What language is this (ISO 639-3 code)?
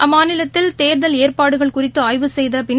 tam